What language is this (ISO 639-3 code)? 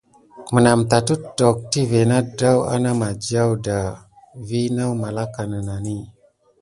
gid